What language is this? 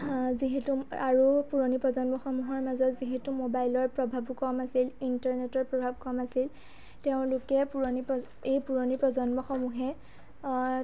Assamese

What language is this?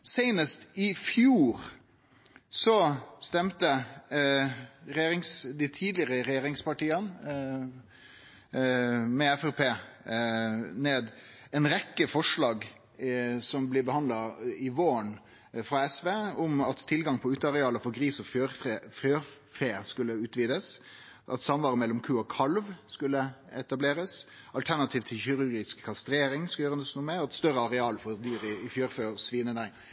Norwegian Nynorsk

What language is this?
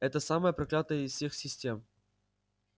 Russian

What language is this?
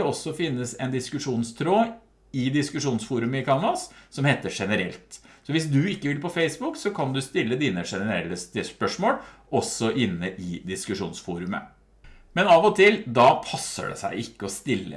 Norwegian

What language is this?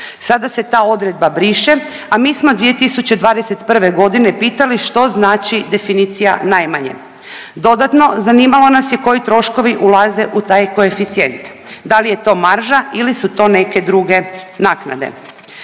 Croatian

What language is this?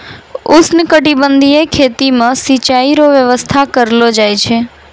Maithili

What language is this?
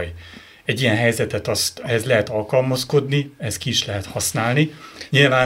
Hungarian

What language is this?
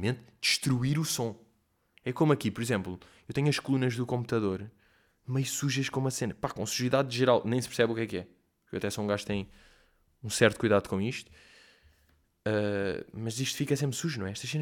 Portuguese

